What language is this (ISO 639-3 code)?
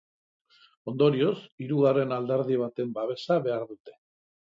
eus